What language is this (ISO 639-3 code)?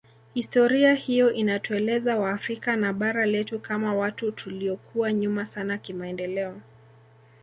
swa